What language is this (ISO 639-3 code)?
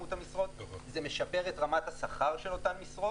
heb